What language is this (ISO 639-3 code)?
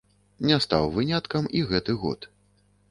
bel